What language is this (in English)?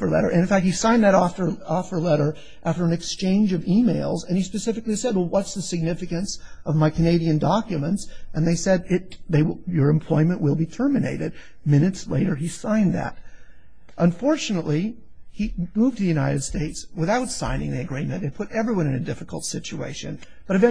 English